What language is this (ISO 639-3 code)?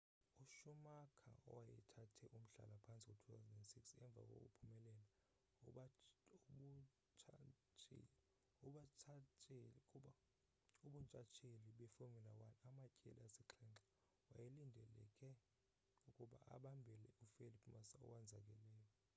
xho